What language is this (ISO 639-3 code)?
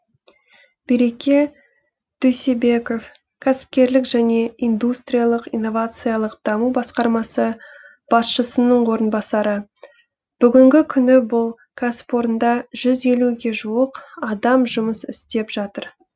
kaz